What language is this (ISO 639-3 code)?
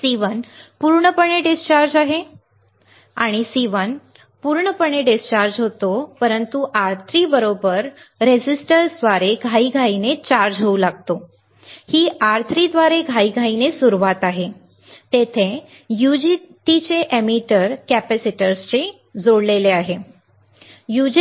mar